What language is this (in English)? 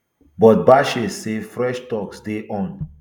Nigerian Pidgin